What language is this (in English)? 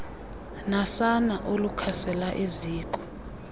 Xhosa